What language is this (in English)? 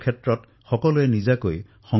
Assamese